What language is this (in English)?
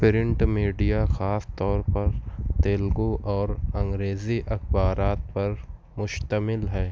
Urdu